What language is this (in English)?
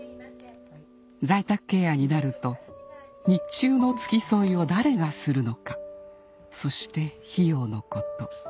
Japanese